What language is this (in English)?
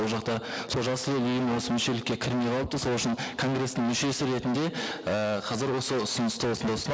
Kazakh